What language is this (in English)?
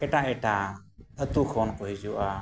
Santali